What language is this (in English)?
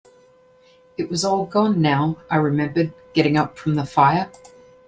English